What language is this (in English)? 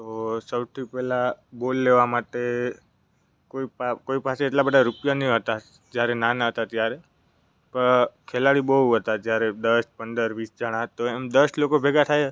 Gujarati